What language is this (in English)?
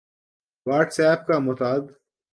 Urdu